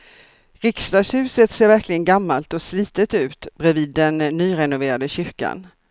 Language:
Swedish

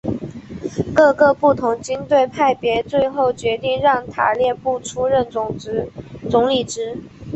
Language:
Chinese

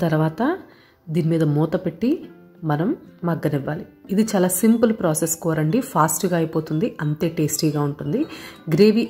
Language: Hindi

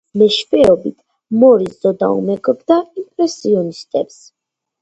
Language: Georgian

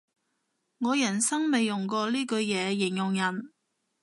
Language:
Cantonese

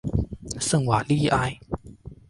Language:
Chinese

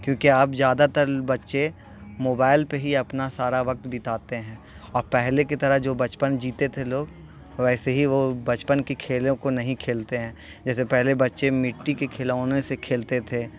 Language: Urdu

